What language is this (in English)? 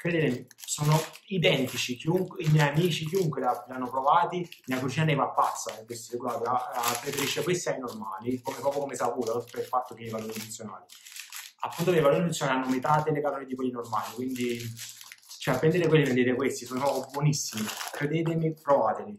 Italian